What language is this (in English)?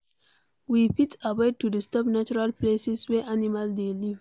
Nigerian Pidgin